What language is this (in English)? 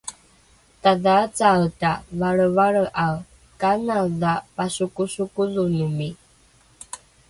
Rukai